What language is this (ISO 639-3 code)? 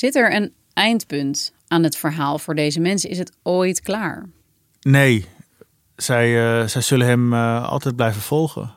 nld